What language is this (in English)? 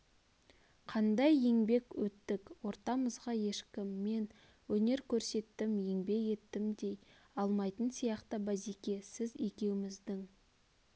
Kazakh